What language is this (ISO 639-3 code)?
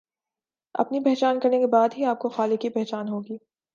urd